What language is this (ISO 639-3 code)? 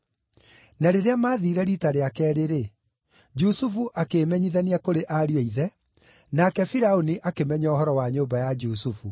kik